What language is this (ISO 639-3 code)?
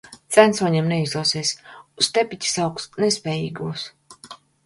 lav